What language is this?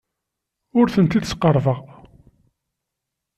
Kabyle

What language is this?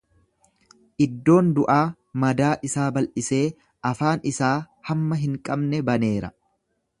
Oromo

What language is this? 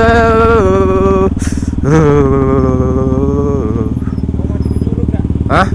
Indonesian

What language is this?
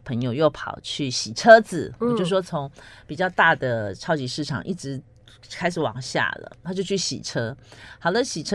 Chinese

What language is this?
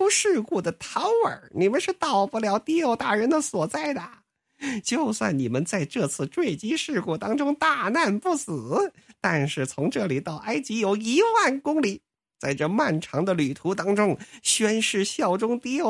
Chinese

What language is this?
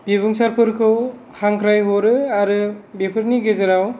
Bodo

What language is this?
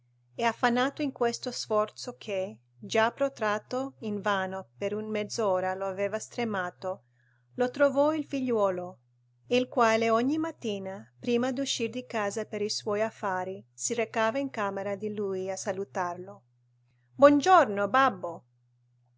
Italian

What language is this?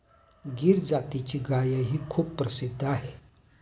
Marathi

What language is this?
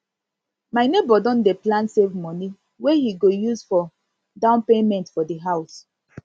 Nigerian Pidgin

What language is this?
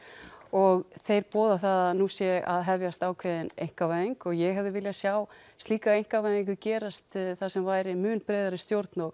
Icelandic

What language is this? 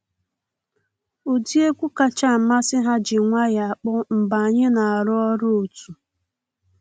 Igbo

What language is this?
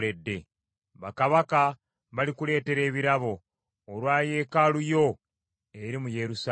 Ganda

